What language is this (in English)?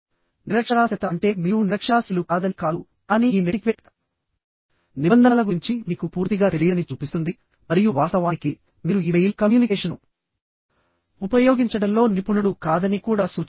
Telugu